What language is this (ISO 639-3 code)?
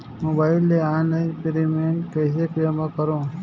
hne